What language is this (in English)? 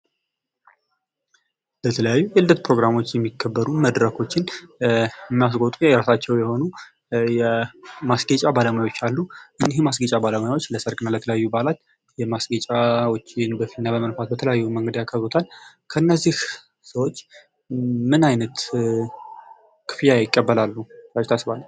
Amharic